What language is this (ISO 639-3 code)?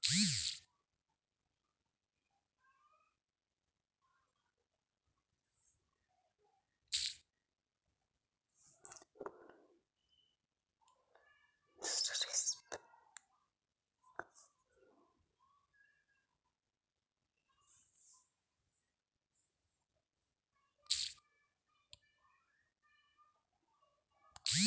mar